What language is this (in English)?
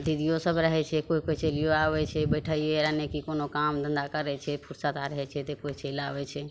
Maithili